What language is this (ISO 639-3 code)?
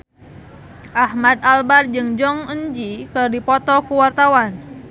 sun